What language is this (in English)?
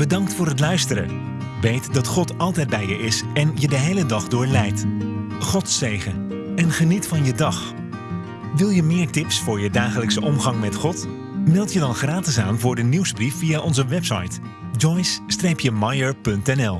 Dutch